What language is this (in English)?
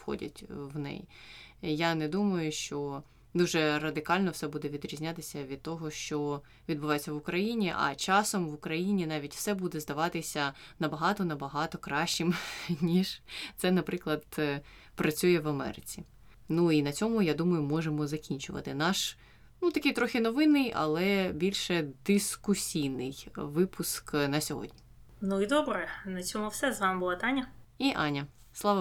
Ukrainian